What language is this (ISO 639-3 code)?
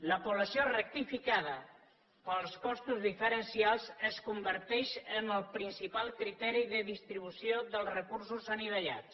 cat